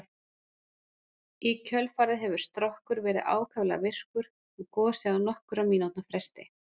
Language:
Icelandic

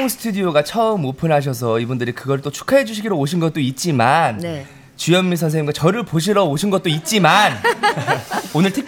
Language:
Korean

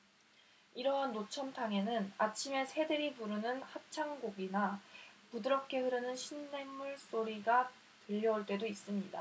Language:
Korean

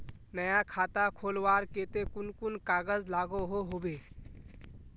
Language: Magahi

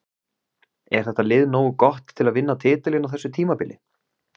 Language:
Icelandic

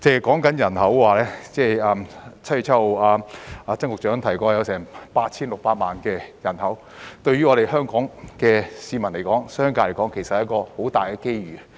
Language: Cantonese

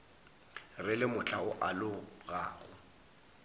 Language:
Northern Sotho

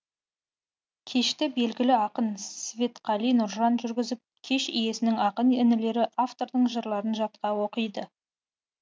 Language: Kazakh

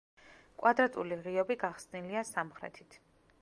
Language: Georgian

